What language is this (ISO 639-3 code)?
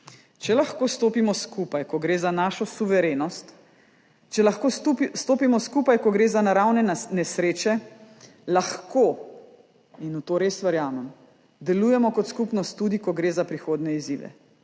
slv